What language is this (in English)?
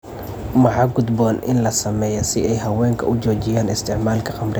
Somali